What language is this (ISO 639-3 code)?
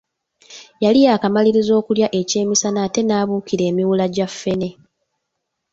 lug